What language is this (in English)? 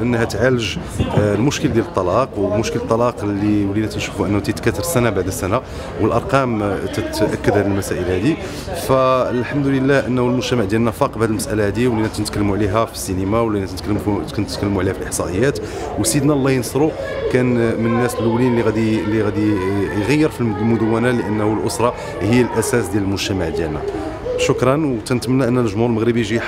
Arabic